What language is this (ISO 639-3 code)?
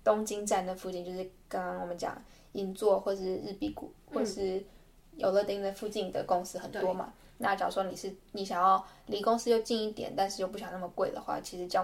zho